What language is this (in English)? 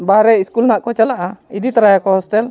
Santali